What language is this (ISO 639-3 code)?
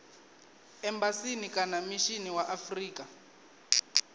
ven